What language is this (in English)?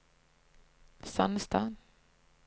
Norwegian